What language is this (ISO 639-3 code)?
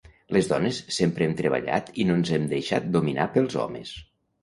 cat